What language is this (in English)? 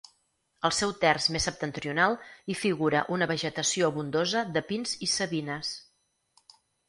Catalan